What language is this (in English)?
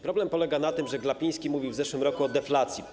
Polish